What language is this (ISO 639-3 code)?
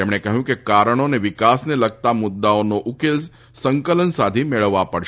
guj